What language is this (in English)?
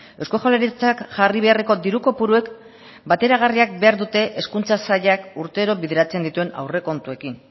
Basque